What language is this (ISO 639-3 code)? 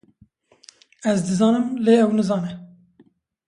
kur